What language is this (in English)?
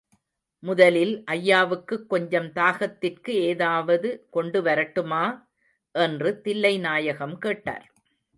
Tamil